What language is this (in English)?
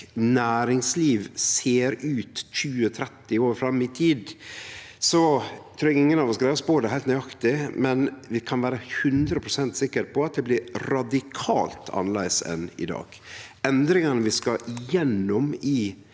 Norwegian